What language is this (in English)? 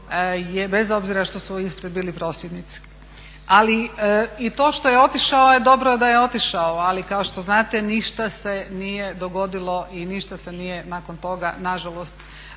Croatian